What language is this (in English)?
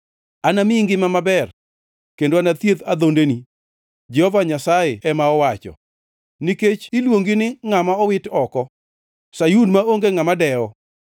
Luo (Kenya and Tanzania)